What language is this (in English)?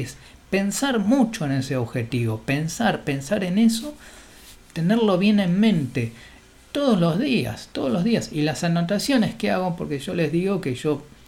Spanish